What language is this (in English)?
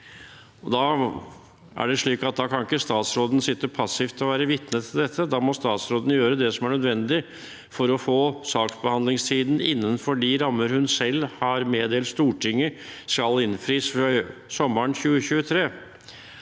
Norwegian